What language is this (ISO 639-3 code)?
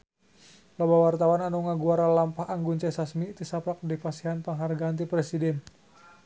sun